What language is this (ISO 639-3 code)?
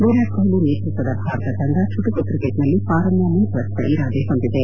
kan